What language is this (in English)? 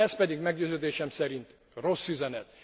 Hungarian